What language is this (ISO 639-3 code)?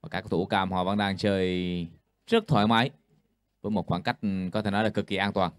vie